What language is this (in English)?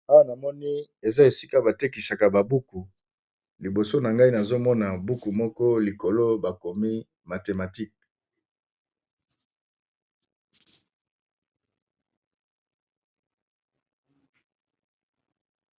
Lingala